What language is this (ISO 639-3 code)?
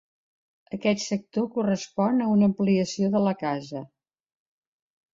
cat